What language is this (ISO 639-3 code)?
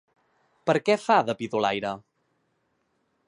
cat